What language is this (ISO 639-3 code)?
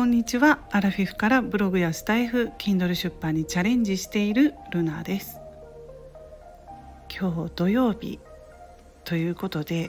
jpn